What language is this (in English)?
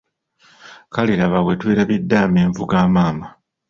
Ganda